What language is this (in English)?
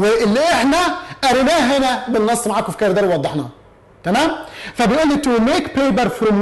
Arabic